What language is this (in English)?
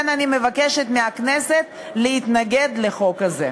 Hebrew